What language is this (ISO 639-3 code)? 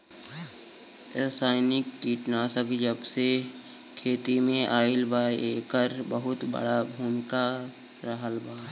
bho